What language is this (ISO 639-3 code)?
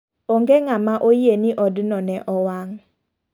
luo